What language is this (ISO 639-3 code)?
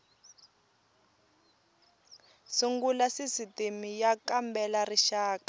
tso